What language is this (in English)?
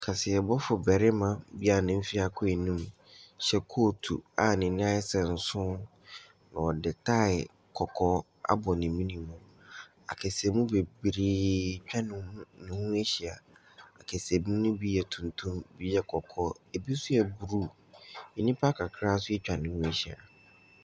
Akan